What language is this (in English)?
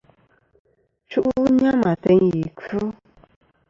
Kom